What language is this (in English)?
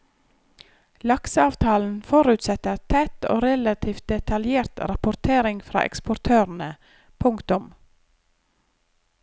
Norwegian